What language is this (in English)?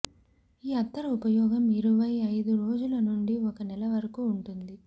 Telugu